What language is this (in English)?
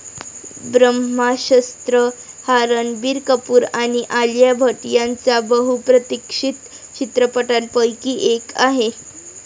Marathi